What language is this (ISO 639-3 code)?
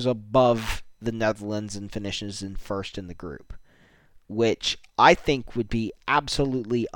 eng